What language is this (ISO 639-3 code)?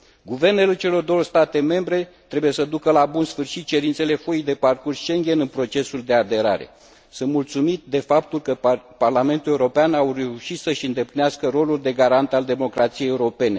ron